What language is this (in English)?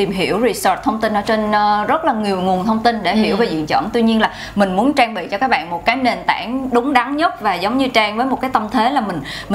Vietnamese